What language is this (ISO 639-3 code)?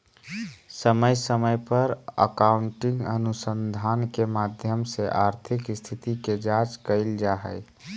mag